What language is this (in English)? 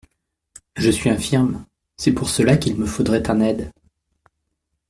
French